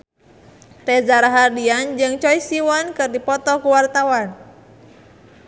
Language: Sundanese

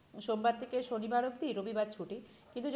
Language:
Bangla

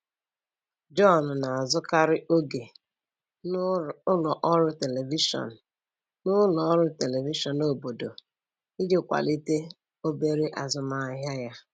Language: Igbo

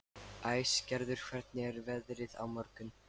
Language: Icelandic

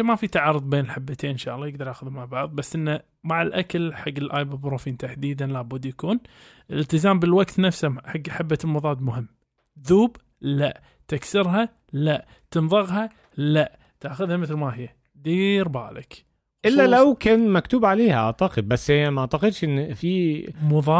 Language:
Arabic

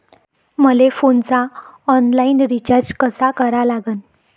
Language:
Marathi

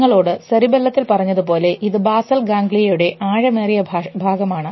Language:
Malayalam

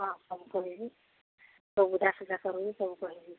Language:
Odia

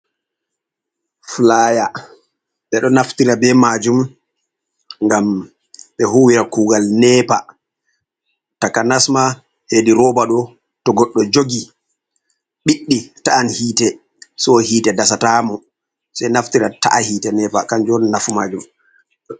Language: Fula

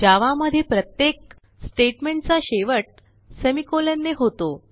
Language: Marathi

